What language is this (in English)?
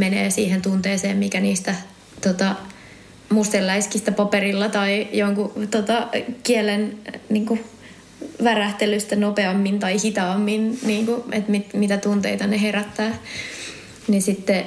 Finnish